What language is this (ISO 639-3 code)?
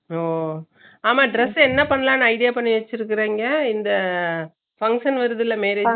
tam